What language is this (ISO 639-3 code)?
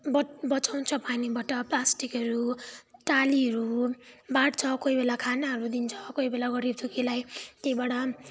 nep